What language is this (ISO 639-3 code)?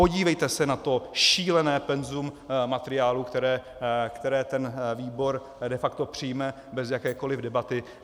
ces